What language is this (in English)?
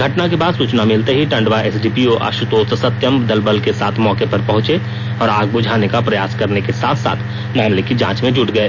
Hindi